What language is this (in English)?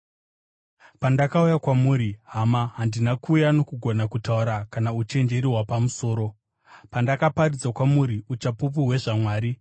Shona